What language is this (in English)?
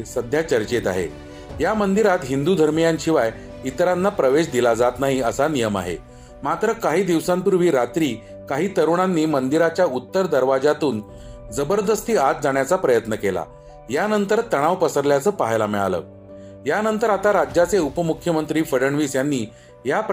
Marathi